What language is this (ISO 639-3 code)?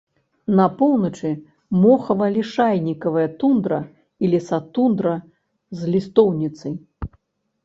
bel